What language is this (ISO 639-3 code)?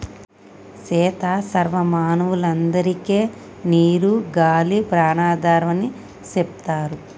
tel